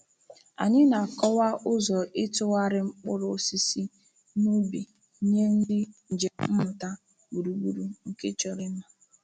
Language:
Igbo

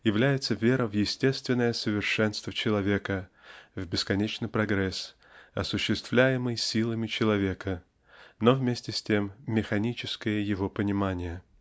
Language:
Russian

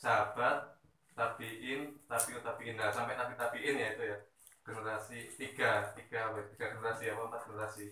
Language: Indonesian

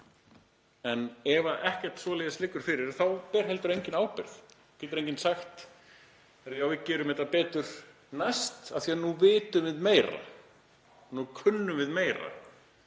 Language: Icelandic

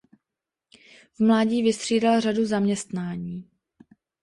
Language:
Czech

